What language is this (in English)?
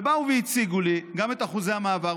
Hebrew